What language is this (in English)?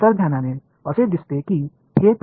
Marathi